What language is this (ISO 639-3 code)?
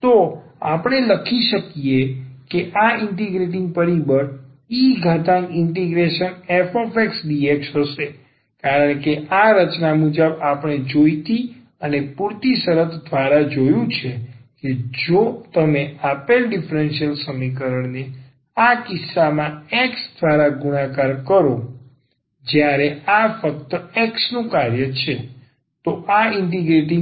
guj